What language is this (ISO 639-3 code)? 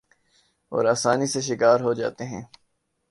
urd